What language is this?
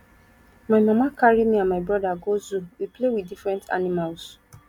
Nigerian Pidgin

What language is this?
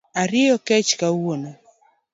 Luo (Kenya and Tanzania)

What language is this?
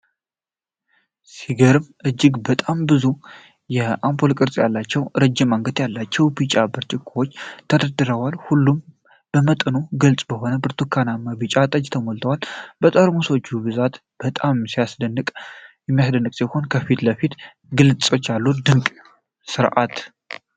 Amharic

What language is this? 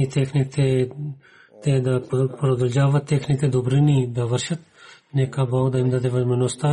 Bulgarian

